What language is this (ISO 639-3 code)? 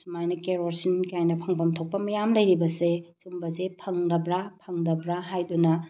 mni